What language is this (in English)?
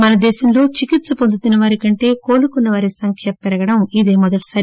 Telugu